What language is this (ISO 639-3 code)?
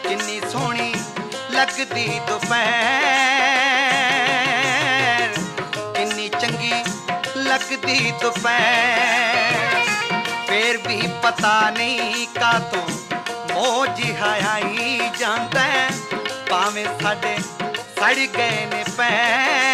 pan